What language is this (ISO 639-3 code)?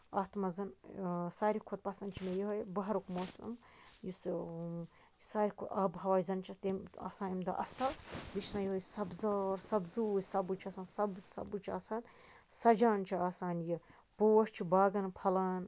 kas